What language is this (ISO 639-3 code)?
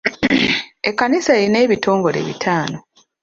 lug